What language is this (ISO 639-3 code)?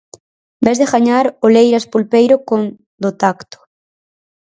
glg